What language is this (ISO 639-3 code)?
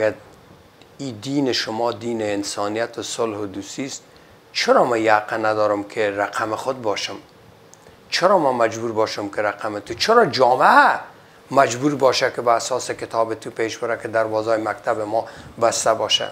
fas